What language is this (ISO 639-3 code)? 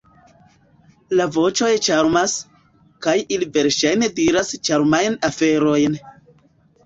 epo